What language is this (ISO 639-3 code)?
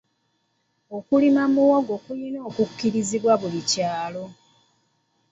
lug